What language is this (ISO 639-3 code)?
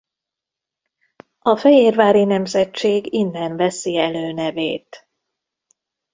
hun